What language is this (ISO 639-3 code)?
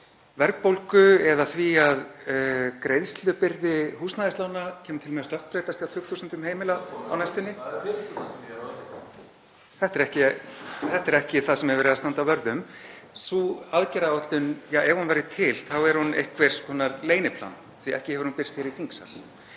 isl